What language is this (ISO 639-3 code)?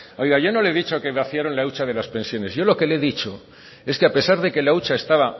spa